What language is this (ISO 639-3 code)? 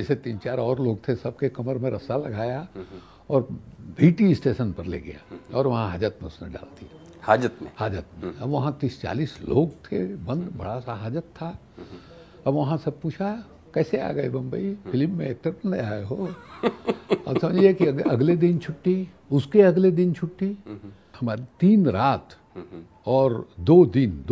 hin